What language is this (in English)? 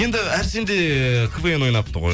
Kazakh